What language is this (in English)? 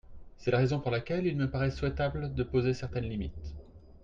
French